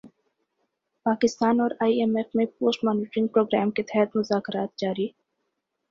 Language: Urdu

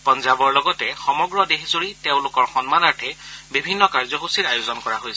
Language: Assamese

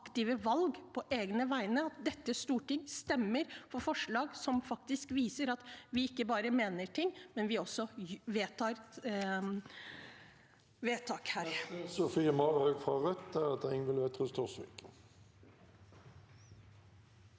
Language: Norwegian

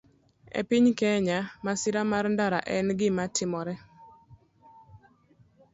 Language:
Luo (Kenya and Tanzania)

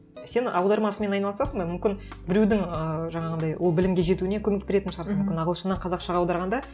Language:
Kazakh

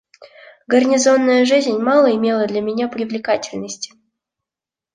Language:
Russian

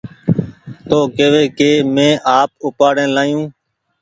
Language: Goaria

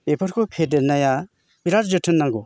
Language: Bodo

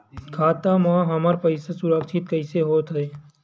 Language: Chhattisgarhi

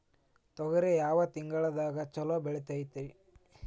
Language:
Kannada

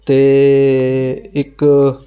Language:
Punjabi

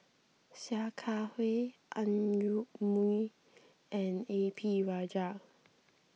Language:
English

